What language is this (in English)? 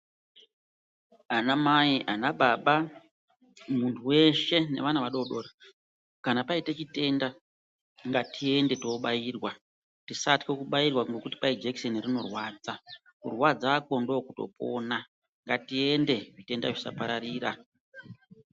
Ndau